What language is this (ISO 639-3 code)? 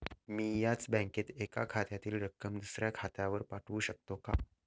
mar